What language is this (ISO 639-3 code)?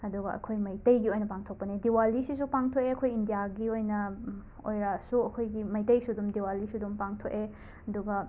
mni